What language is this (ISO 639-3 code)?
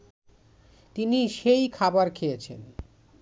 ben